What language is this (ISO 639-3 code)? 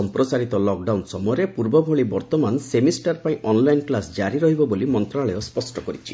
ori